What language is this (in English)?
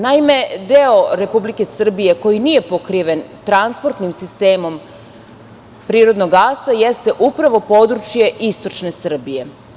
Serbian